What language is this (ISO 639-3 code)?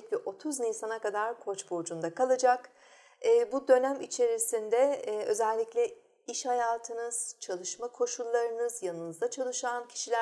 tur